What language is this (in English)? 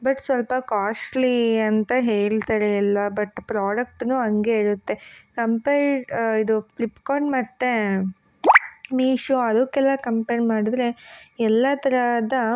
Kannada